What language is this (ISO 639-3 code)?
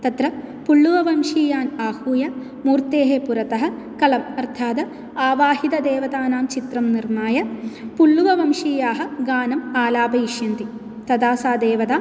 san